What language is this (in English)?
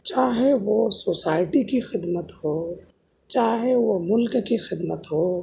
Urdu